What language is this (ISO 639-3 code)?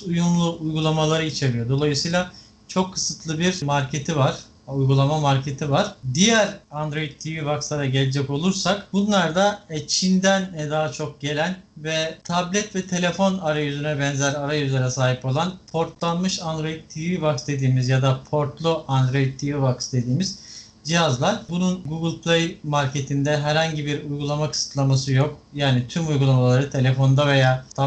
tur